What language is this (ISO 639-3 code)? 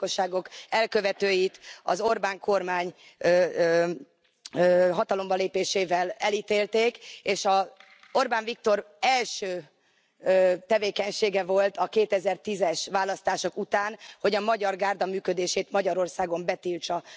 hun